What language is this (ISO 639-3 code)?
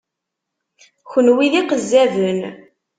kab